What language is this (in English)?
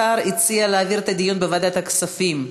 Hebrew